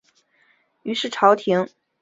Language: Chinese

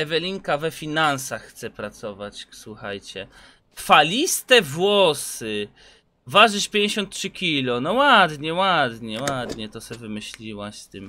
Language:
Polish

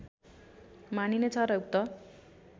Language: Nepali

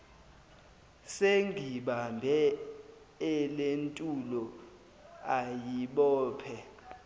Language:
Zulu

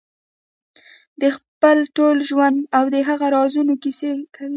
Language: Pashto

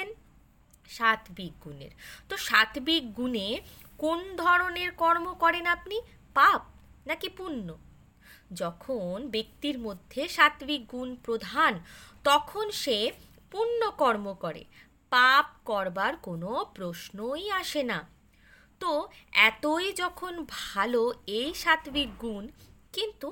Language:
Bangla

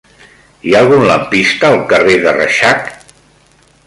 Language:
Catalan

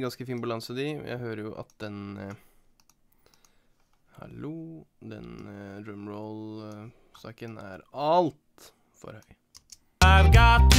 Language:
Norwegian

